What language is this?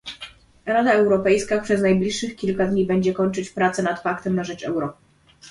Polish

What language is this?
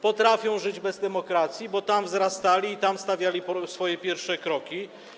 Polish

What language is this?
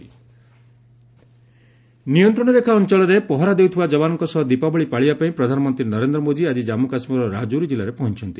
Odia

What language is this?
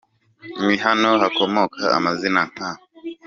Kinyarwanda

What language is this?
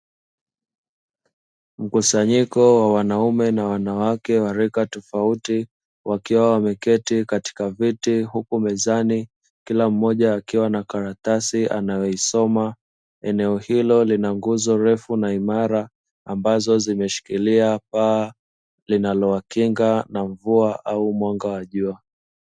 Swahili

